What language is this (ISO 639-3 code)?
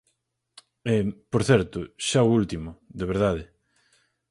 glg